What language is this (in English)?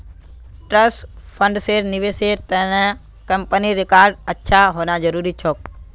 Magahi